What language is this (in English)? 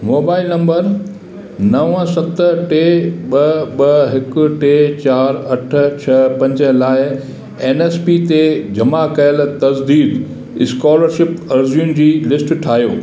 Sindhi